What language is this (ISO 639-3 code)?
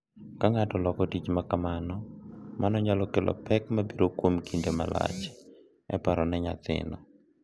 luo